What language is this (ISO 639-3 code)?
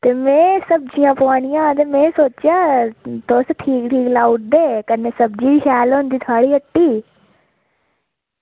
doi